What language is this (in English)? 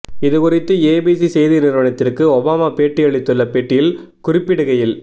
Tamil